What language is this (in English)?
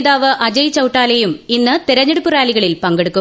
Malayalam